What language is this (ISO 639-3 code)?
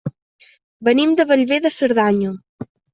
cat